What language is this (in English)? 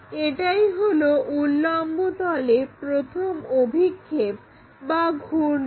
Bangla